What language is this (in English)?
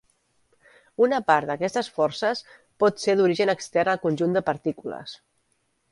Catalan